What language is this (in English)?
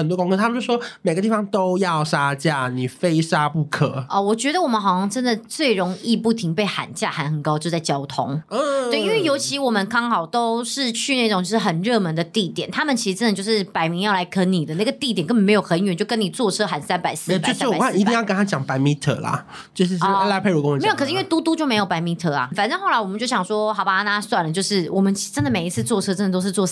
Chinese